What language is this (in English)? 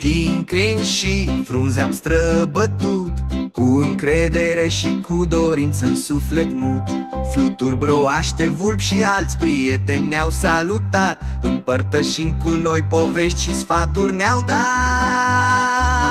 Romanian